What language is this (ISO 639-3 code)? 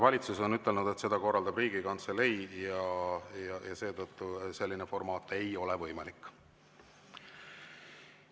est